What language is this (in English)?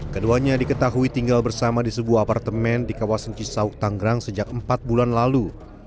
Indonesian